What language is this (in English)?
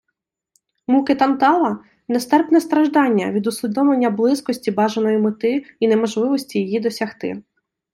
Ukrainian